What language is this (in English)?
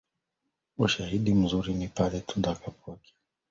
Swahili